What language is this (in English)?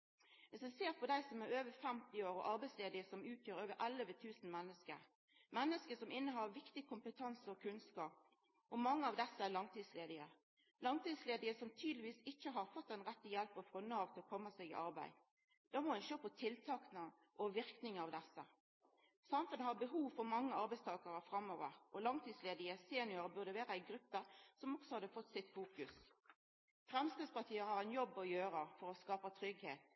Norwegian Nynorsk